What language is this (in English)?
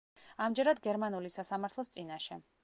Georgian